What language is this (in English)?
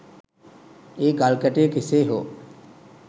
Sinhala